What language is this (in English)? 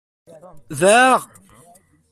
Kabyle